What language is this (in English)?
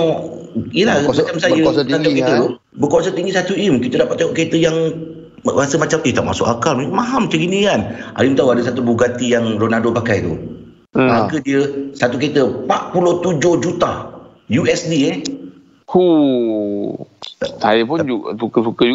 Malay